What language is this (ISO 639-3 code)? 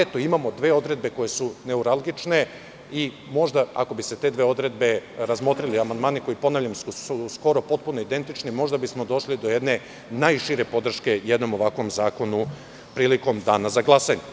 srp